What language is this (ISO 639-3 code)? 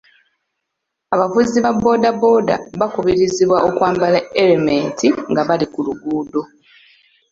lug